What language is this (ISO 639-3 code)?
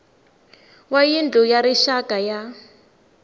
tso